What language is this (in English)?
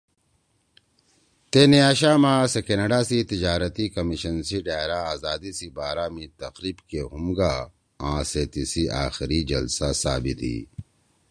Torwali